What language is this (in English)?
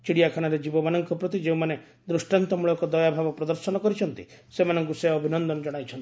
Odia